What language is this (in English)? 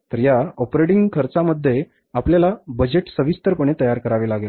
Marathi